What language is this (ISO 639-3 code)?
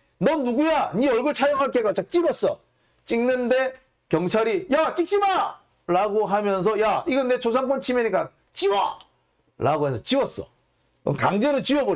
kor